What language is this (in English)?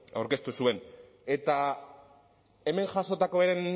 Basque